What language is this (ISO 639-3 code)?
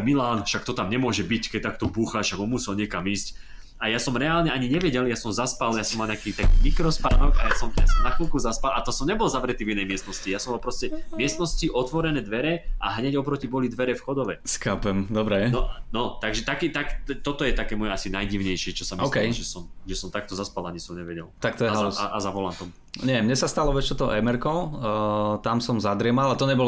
slk